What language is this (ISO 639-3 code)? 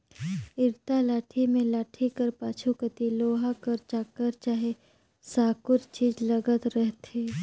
hne